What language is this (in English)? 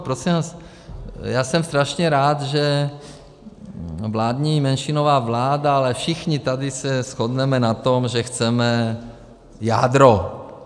Czech